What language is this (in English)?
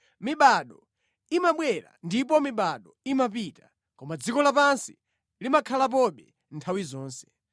Nyanja